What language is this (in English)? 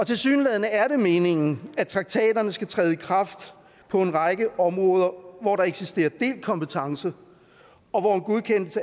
Danish